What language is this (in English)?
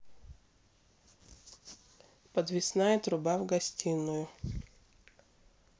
Russian